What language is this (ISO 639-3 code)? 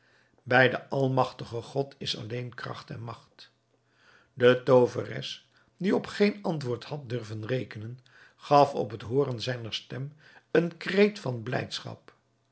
nld